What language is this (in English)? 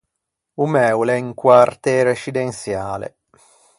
Ligurian